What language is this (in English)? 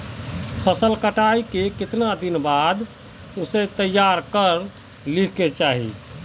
Magahi